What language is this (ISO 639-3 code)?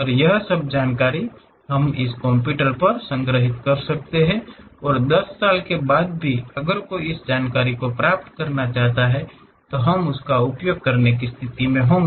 hin